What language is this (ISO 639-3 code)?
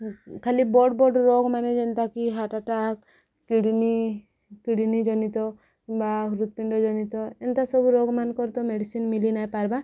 ori